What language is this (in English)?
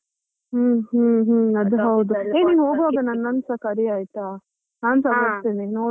Kannada